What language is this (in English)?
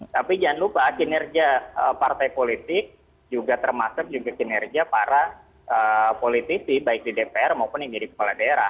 Indonesian